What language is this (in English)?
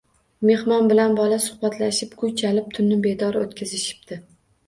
Uzbek